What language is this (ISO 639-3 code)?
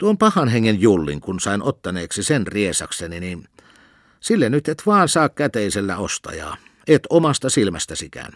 fin